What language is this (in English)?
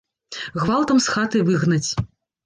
Belarusian